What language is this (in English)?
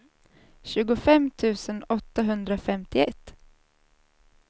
Swedish